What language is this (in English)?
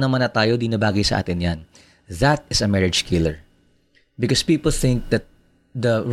Filipino